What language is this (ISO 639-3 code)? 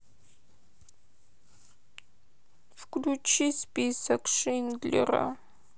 rus